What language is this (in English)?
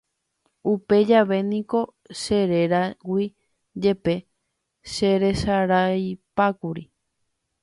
Guarani